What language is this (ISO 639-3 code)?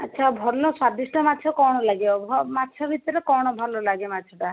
ori